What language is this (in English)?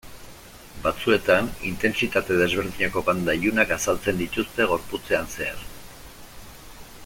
Basque